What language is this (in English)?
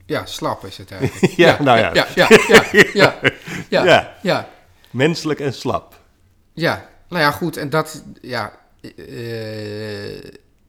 Dutch